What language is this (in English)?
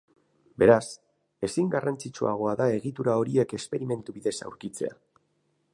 Basque